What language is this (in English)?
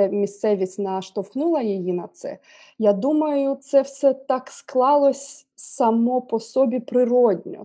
Ukrainian